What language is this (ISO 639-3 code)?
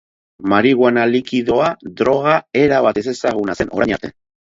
eus